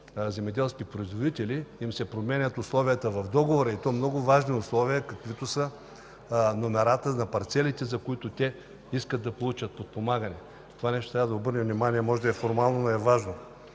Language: Bulgarian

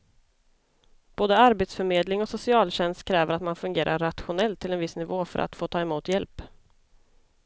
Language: Swedish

